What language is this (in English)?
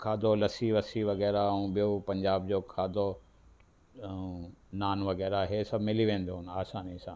Sindhi